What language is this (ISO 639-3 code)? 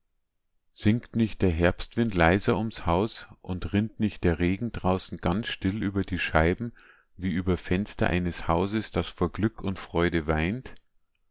deu